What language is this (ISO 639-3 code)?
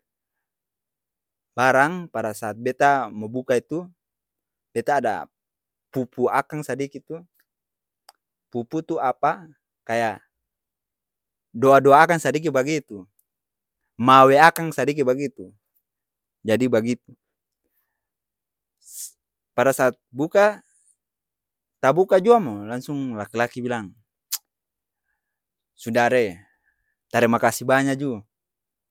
abs